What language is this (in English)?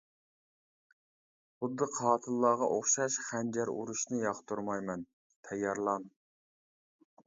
Uyghur